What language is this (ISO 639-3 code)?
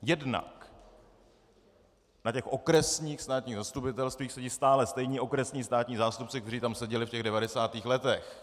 ces